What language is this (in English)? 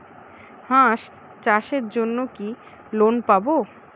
Bangla